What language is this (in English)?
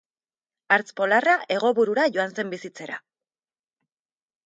Basque